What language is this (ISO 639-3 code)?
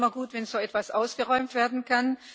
deu